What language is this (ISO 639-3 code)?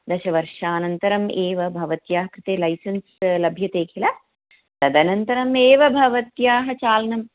san